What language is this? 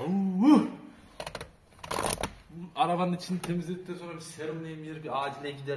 Turkish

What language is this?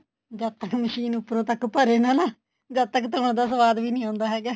Punjabi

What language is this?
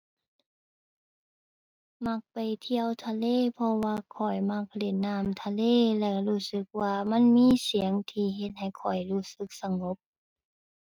Thai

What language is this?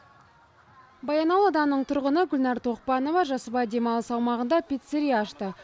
Kazakh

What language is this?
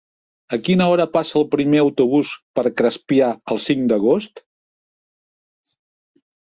Catalan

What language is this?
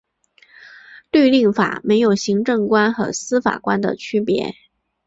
Chinese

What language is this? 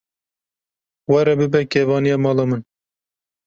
Kurdish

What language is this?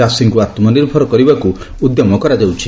Odia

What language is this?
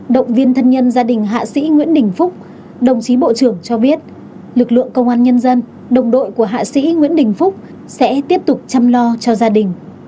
Vietnamese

